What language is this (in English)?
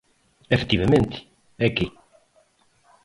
Galician